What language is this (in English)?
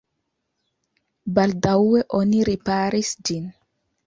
Esperanto